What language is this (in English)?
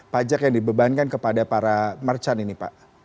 Indonesian